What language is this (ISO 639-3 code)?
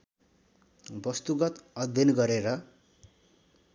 nep